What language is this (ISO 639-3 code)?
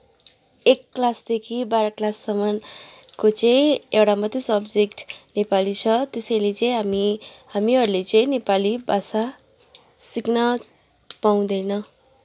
nep